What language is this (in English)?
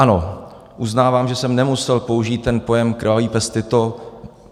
Czech